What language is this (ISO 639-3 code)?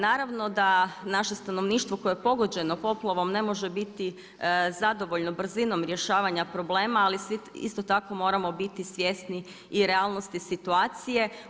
hrv